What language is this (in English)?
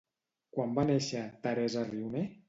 Catalan